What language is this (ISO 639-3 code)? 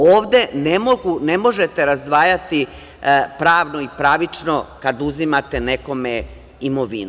srp